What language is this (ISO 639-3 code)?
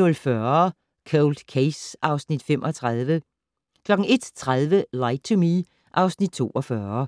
dan